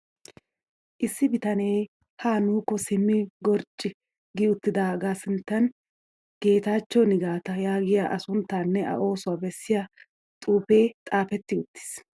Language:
Wolaytta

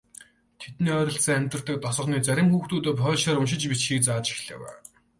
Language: Mongolian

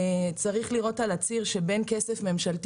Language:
Hebrew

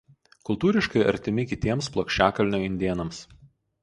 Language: Lithuanian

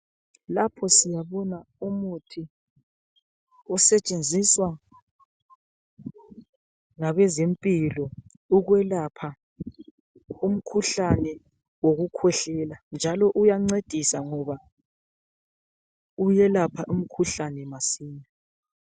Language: North Ndebele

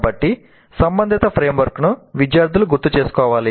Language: Telugu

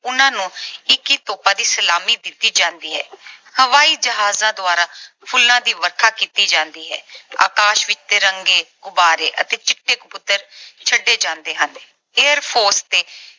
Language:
Punjabi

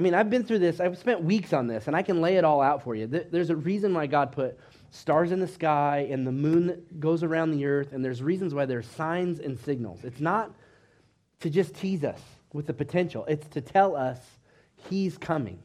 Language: English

